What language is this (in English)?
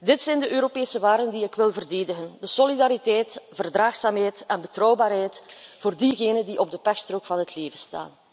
Dutch